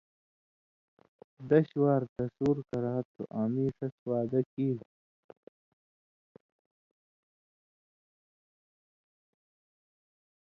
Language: Indus Kohistani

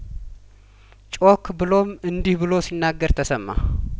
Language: Amharic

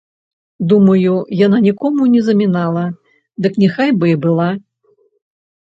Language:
Belarusian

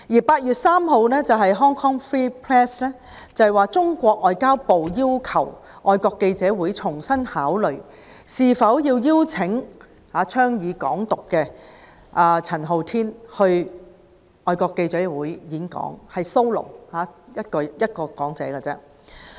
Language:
Cantonese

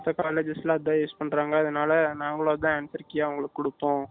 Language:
Tamil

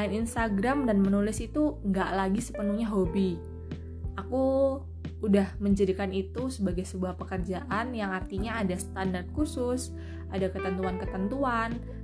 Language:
Indonesian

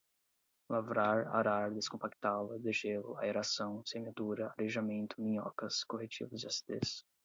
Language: Portuguese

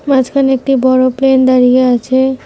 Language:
Bangla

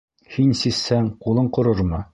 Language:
Bashkir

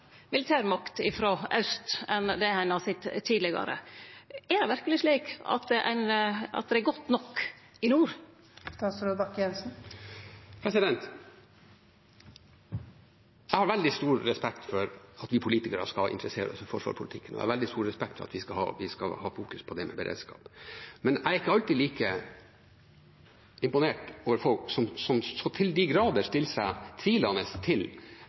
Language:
Norwegian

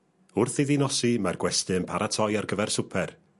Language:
Welsh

